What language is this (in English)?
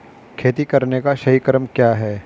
Hindi